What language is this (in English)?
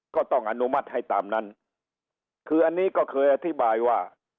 Thai